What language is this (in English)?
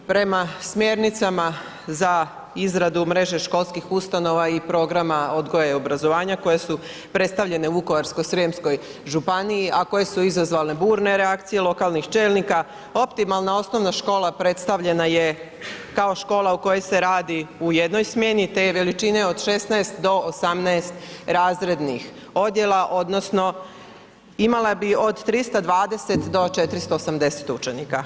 Croatian